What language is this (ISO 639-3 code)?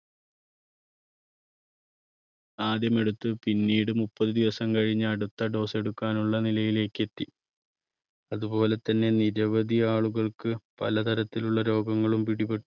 mal